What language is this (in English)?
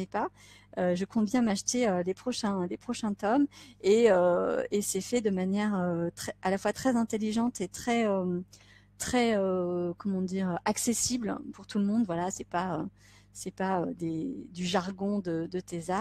French